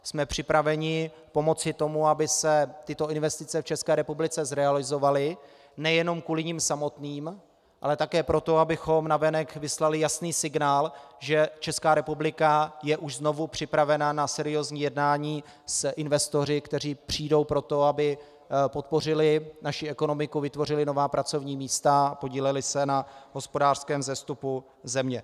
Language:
Czech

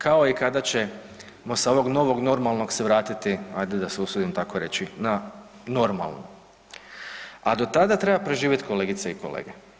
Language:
Croatian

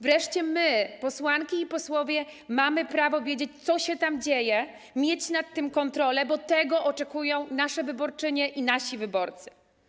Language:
Polish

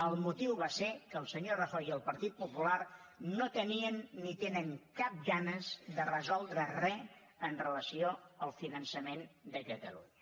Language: Catalan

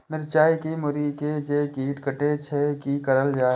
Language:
Maithili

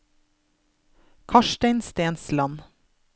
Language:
Norwegian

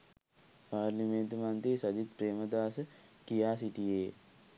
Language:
Sinhala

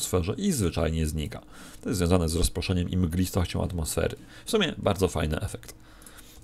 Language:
Polish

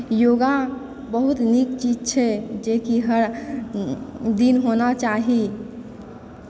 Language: Maithili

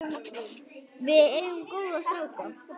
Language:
Icelandic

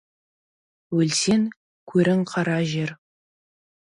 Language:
Kazakh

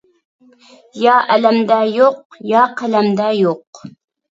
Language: Uyghur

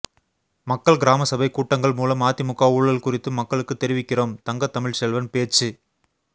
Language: Tamil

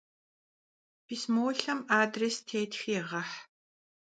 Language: Kabardian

